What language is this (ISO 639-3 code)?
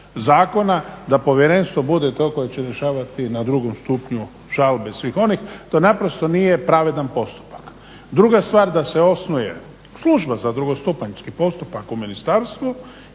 hrv